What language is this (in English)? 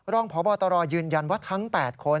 Thai